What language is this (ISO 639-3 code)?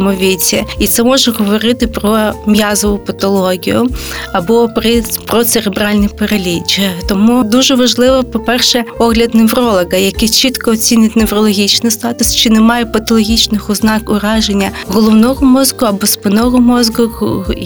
ukr